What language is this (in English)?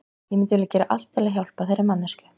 Icelandic